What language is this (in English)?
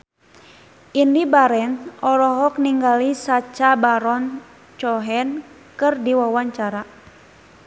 Sundanese